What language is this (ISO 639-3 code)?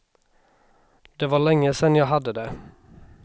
swe